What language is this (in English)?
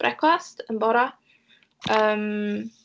Welsh